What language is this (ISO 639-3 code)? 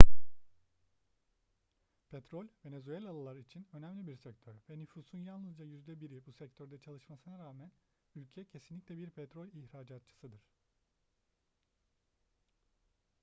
tur